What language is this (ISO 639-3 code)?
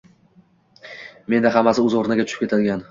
uzb